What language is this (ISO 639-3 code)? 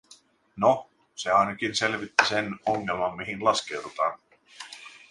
fin